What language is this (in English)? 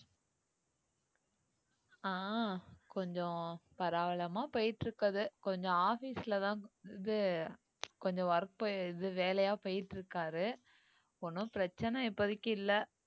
Tamil